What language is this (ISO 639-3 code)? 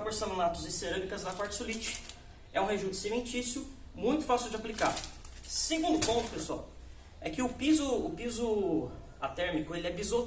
por